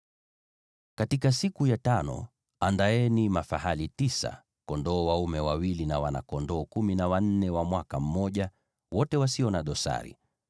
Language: Swahili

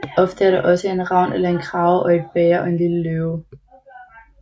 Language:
Danish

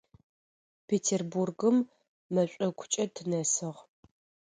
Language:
Adyghe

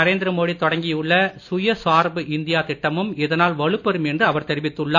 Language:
Tamil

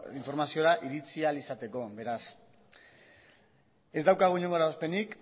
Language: Basque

